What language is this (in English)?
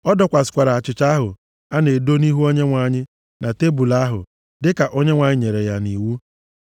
Igbo